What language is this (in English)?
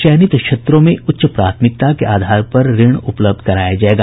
Hindi